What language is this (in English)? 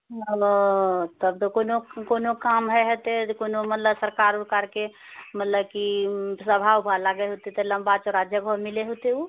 Maithili